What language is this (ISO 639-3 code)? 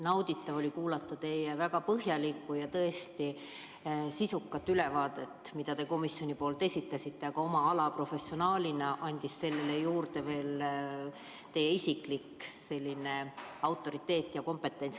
est